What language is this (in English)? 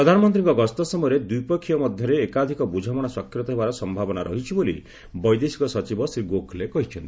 Odia